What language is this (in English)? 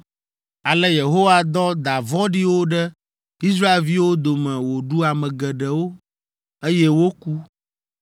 Ewe